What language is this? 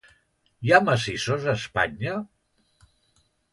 Catalan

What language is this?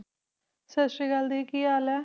Punjabi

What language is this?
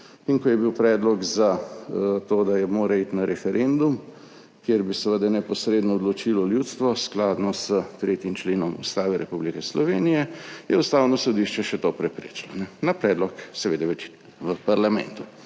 Slovenian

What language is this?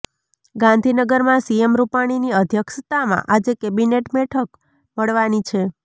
Gujarati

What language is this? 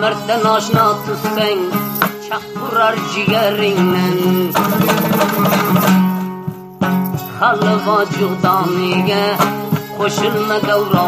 Turkish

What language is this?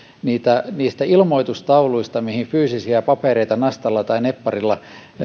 Finnish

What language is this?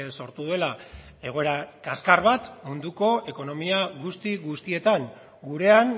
Basque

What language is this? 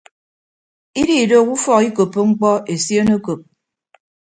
Ibibio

